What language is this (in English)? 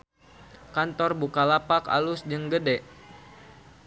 Sundanese